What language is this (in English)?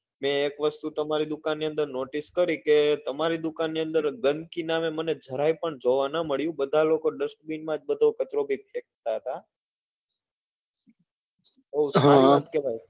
Gujarati